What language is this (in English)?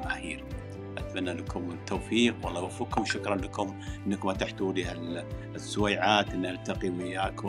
Arabic